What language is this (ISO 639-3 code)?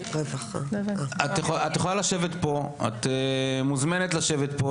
heb